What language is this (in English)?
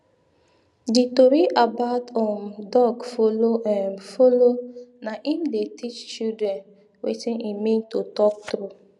Nigerian Pidgin